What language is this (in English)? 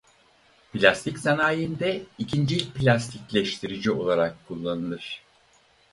Turkish